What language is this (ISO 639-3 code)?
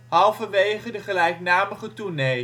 nld